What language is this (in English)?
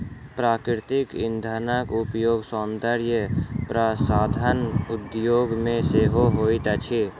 Maithili